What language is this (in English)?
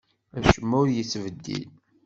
Kabyle